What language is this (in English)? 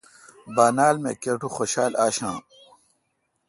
Kalkoti